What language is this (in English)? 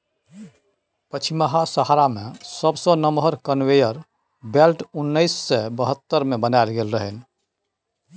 Maithili